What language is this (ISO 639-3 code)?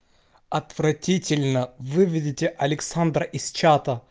rus